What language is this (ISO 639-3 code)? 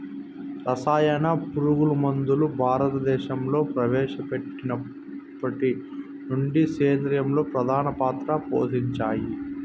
tel